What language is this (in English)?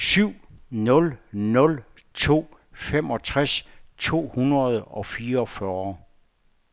Danish